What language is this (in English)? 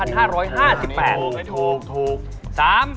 Thai